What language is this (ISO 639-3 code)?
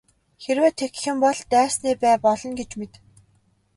mon